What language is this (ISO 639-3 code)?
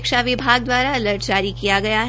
hin